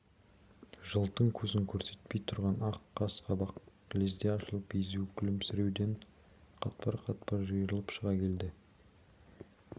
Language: Kazakh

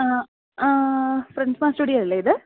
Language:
Malayalam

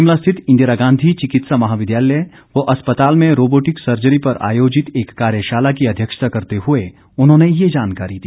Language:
Hindi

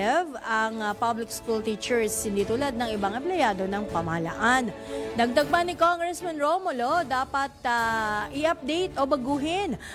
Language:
Filipino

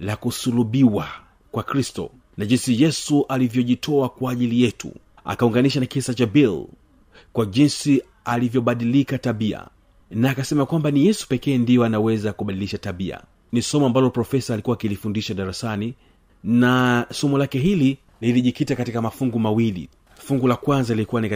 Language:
Swahili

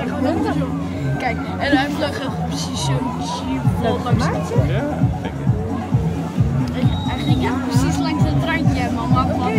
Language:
Dutch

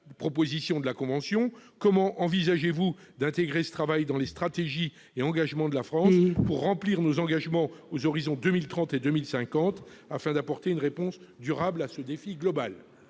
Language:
French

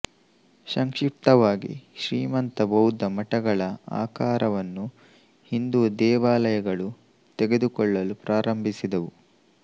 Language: Kannada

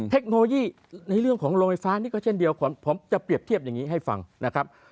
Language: Thai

